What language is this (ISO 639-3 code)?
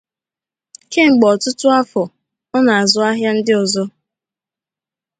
ibo